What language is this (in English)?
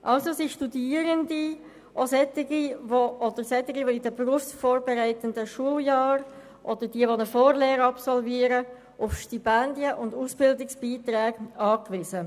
Swiss German